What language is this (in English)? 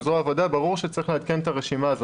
Hebrew